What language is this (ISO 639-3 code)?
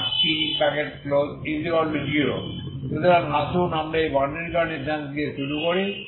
ben